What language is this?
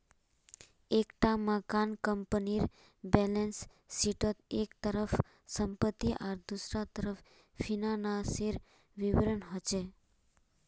Magahi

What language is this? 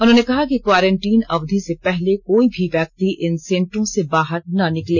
Hindi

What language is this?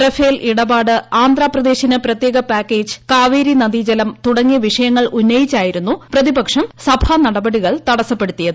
Malayalam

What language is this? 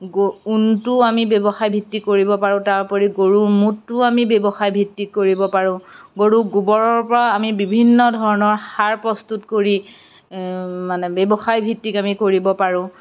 Assamese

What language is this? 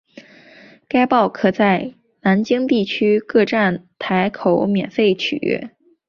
Chinese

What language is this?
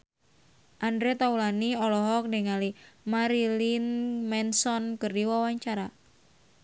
Sundanese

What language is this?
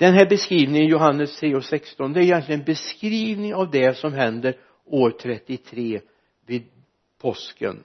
Swedish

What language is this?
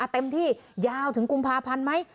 Thai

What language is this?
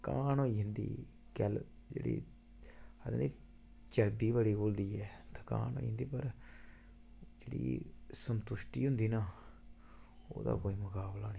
Dogri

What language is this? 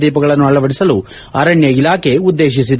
Kannada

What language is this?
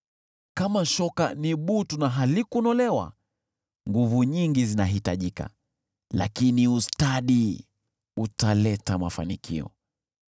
Swahili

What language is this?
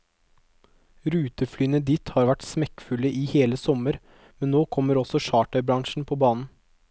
Norwegian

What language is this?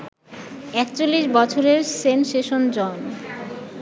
Bangla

